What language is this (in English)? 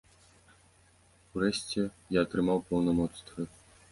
Belarusian